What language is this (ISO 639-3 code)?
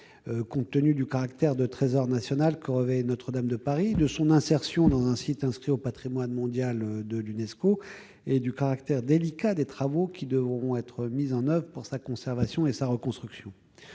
fra